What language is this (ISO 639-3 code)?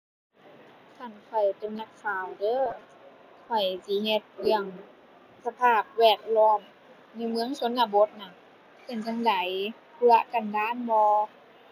tha